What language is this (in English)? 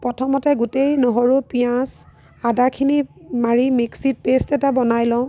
Assamese